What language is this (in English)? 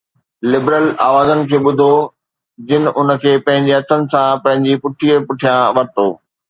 Sindhi